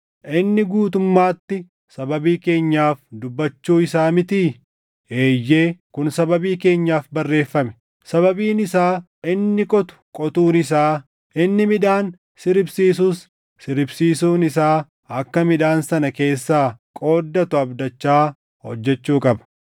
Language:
Oromo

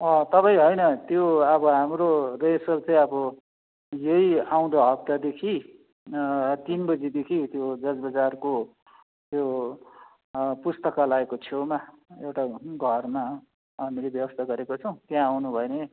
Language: Nepali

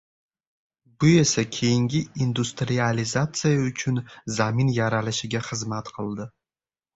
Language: Uzbek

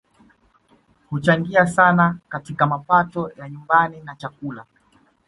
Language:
Swahili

